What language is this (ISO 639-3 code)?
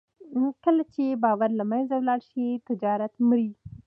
pus